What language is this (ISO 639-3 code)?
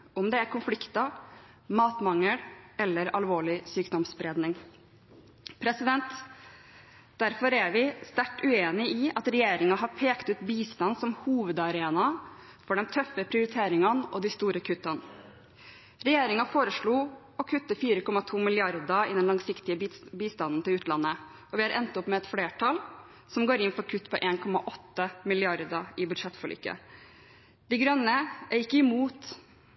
nob